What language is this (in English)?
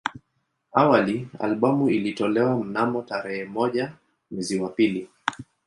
Swahili